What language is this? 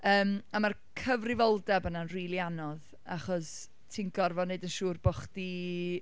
Welsh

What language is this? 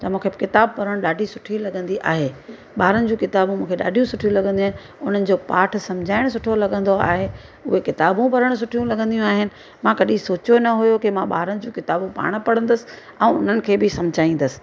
Sindhi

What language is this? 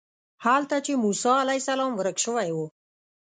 Pashto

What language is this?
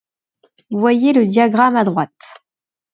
French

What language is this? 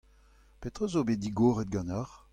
Breton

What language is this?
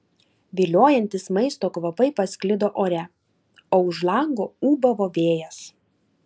Lithuanian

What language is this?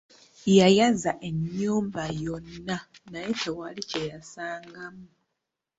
Ganda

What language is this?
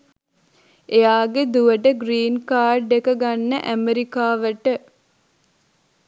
Sinhala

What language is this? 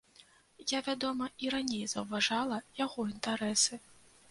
Belarusian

